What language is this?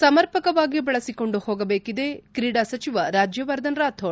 Kannada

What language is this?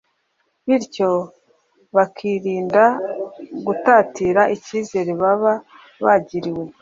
Kinyarwanda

